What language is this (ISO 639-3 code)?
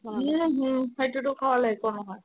asm